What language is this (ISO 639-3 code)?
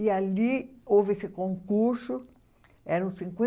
por